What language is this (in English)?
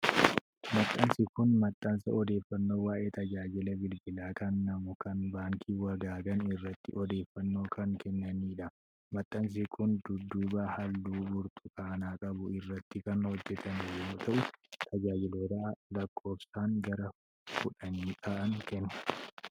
Oromo